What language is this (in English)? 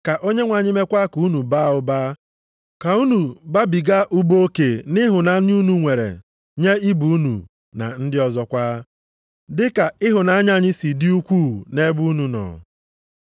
Igbo